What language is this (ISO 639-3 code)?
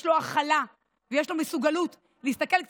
heb